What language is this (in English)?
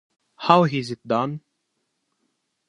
Italian